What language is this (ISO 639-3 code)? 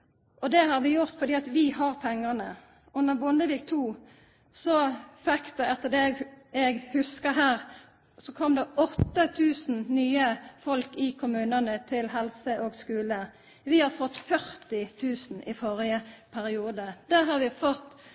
nno